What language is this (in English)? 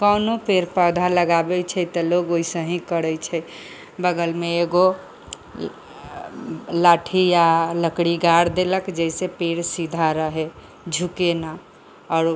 Maithili